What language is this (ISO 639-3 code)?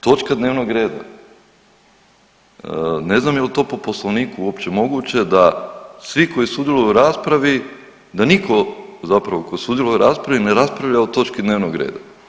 hrv